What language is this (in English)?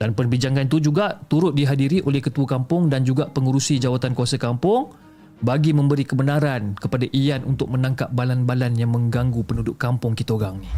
Malay